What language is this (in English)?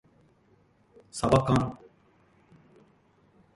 Japanese